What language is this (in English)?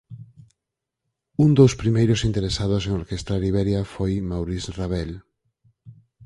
Galician